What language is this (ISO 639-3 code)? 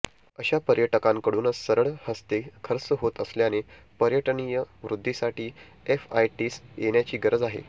mar